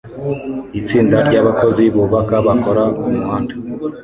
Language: Kinyarwanda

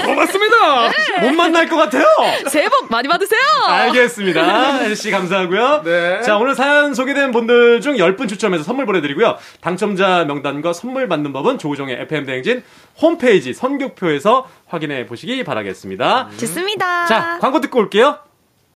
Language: Korean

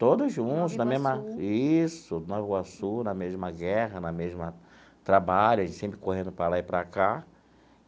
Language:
Portuguese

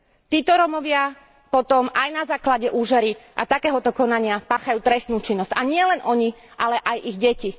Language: Slovak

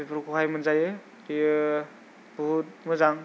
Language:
Bodo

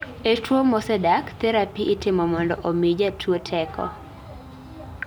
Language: Luo (Kenya and Tanzania)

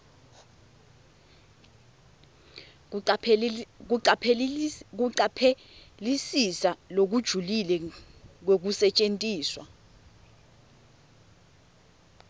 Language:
Swati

